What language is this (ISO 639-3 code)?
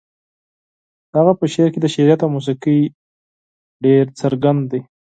pus